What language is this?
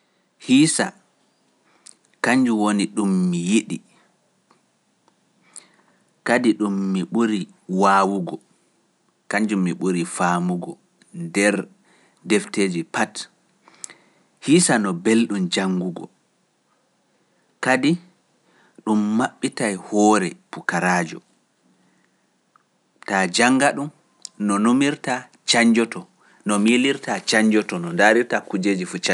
Pular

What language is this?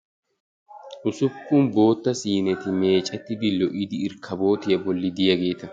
Wolaytta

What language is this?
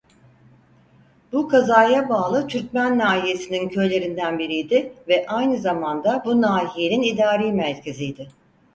Turkish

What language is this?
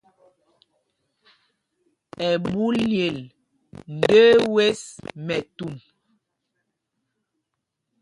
Mpumpong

